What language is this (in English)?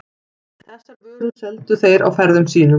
Icelandic